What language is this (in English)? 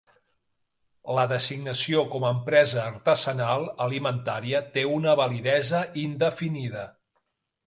Catalan